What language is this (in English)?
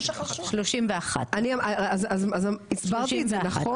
Hebrew